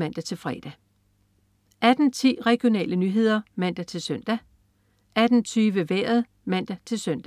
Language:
Danish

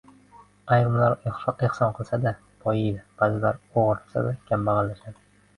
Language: Uzbek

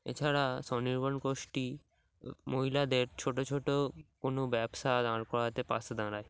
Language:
Bangla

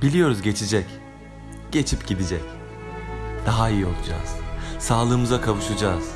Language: Turkish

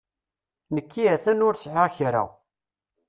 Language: Kabyle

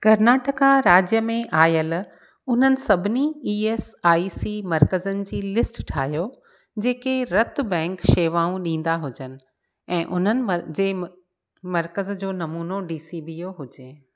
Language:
Sindhi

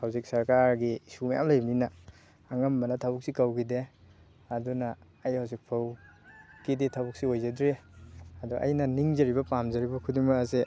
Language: Manipuri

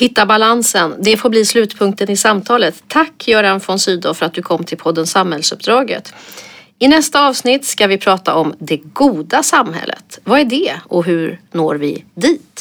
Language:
Swedish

